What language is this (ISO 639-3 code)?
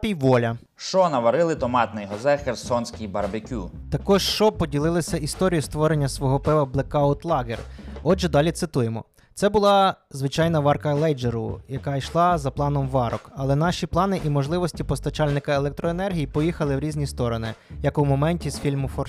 ukr